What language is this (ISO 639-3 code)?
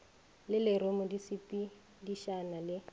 nso